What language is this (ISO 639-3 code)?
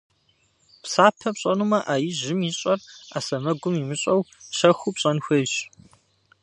kbd